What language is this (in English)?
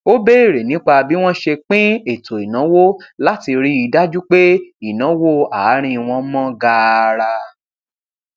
Yoruba